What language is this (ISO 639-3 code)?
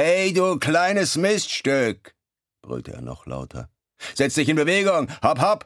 deu